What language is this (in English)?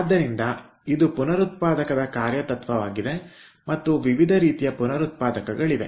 Kannada